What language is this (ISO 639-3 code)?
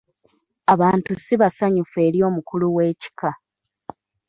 lug